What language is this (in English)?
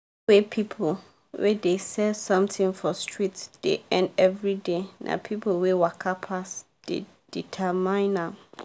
Nigerian Pidgin